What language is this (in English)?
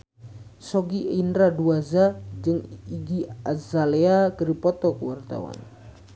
Sundanese